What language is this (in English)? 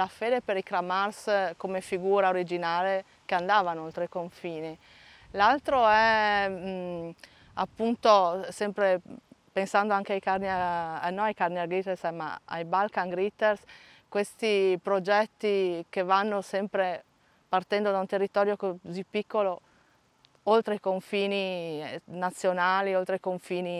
Italian